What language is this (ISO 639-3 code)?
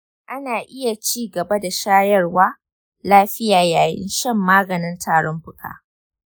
hau